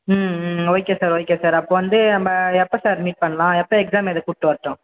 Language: Tamil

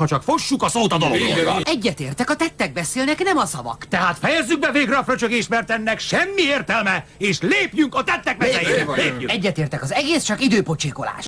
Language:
Hungarian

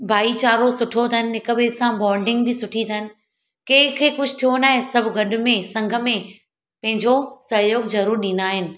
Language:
Sindhi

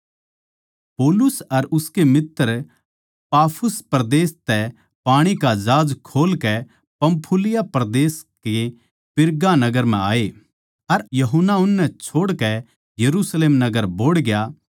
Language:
Haryanvi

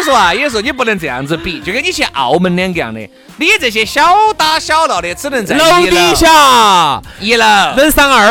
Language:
Chinese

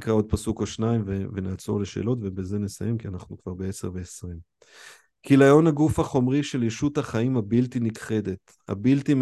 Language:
Hebrew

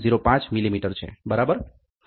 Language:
Gujarati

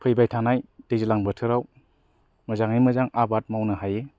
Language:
Bodo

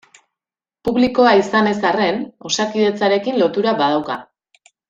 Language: Basque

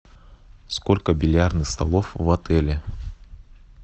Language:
Russian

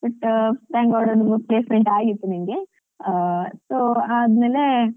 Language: Kannada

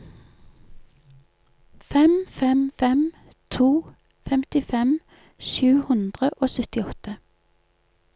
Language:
Norwegian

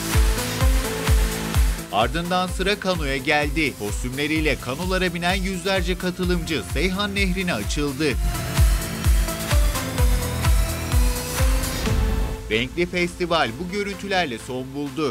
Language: Turkish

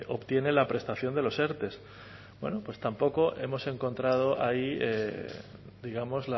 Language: Spanish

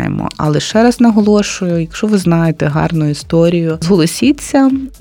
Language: Ukrainian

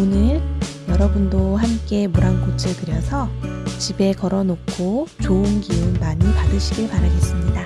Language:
Korean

